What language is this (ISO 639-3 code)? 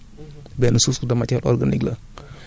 wol